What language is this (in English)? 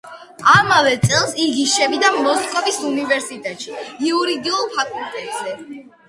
Georgian